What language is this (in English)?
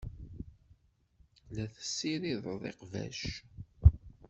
Kabyle